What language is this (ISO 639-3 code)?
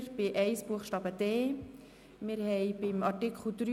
gsw